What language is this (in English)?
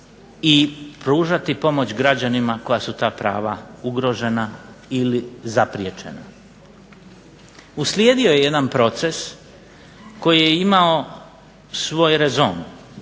Croatian